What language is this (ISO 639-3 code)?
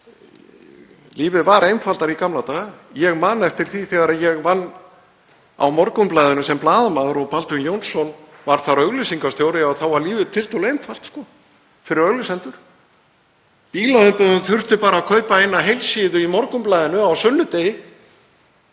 isl